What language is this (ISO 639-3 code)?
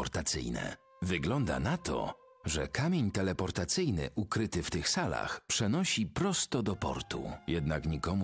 pol